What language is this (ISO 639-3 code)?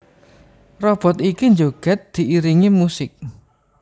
jav